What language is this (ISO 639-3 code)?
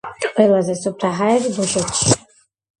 kat